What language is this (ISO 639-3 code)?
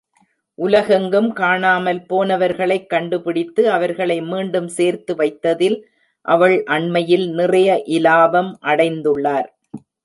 tam